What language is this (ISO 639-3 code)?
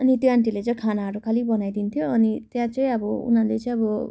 nep